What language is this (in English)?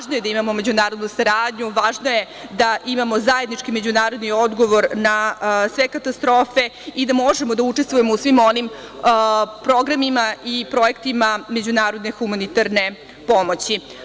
Serbian